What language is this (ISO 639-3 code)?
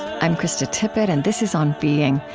eng